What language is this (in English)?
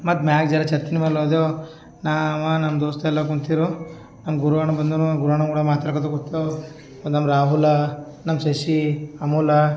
Kannada